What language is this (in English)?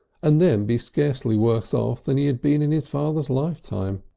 English